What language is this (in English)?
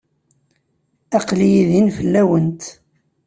Kabyle